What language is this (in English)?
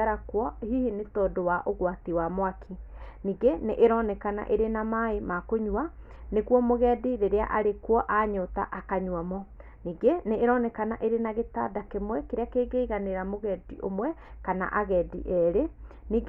Kikuyu